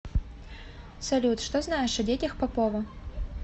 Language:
Russian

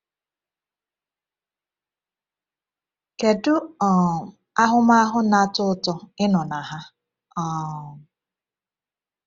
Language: Igbo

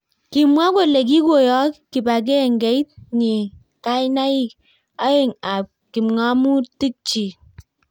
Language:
Kalenjin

